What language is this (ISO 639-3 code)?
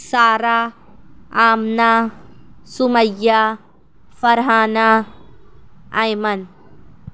urd